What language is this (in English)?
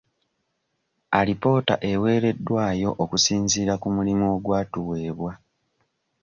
Ganda